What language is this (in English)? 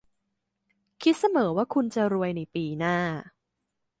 Thai